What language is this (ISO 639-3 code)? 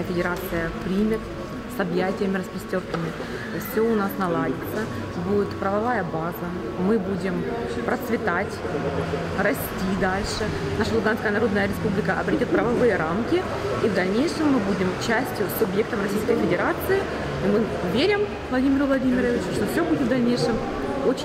rus